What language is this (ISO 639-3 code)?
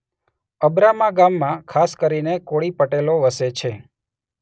guj